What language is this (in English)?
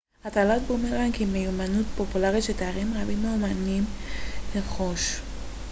Hebrew